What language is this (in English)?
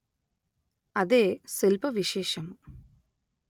Telugu